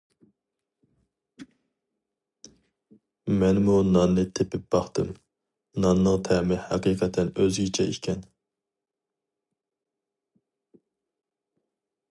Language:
Uyghur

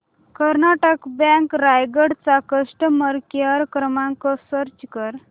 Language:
Marathi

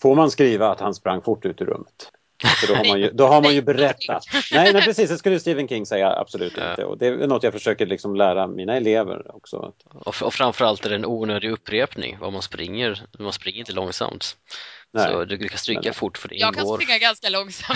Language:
Swedish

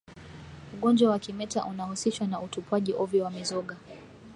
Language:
Swahili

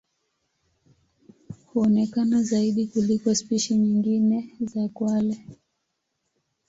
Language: Swahili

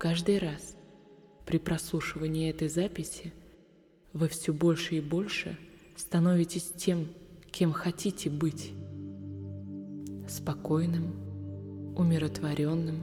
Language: Russian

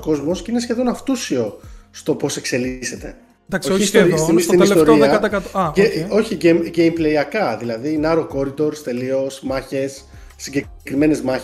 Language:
Greek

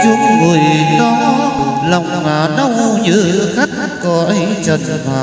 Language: Vietnamese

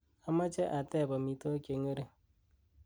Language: Kalenjin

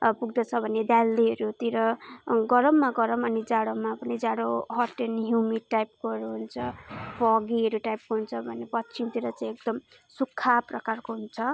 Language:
Nepali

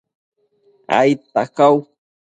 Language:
Matsés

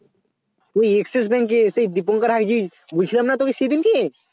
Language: Bangla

